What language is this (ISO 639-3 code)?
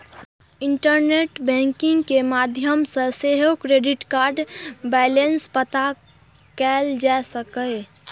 mai